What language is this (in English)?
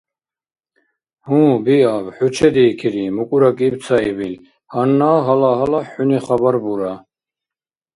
Dargwa